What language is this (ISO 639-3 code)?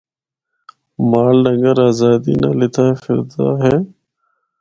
hno